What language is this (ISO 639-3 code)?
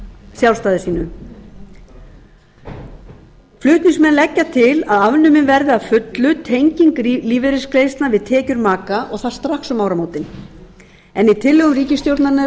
isl